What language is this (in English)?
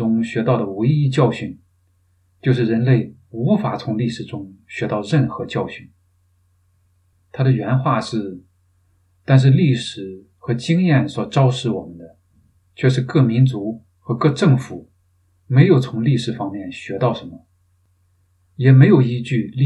Chinese